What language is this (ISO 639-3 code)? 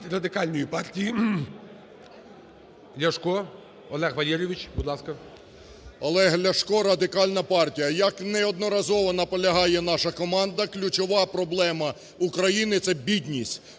ukr